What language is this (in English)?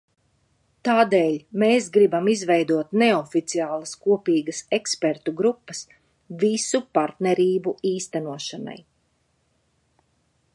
Latvian